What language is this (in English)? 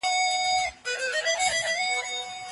Pashto